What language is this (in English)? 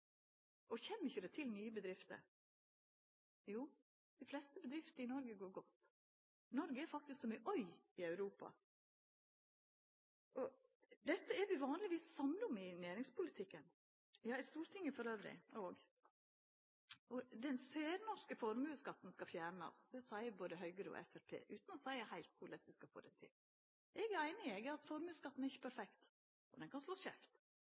Norwegian Nynorsk